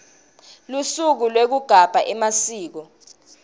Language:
Swati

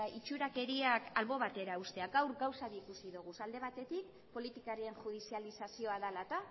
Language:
Basque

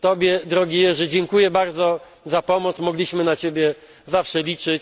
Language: Polish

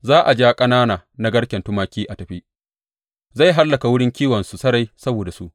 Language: Hausa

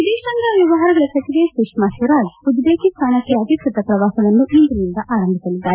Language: Kannada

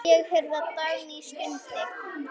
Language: Icelandic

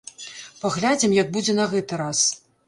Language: Belarusian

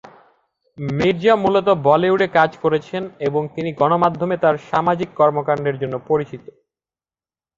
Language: Bangla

